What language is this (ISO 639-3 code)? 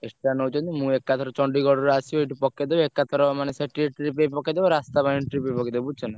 ori